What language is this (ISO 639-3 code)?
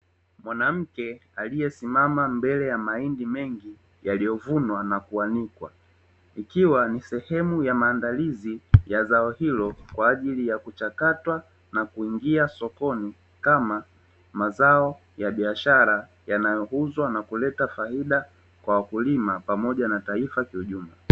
swa